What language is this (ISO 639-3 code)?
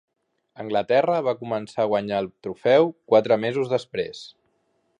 cat